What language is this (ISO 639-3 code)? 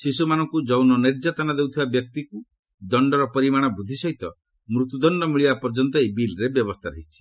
ori